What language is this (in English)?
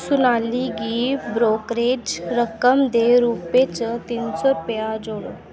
Dogri